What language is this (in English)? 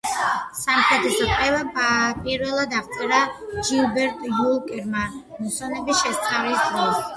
Georgian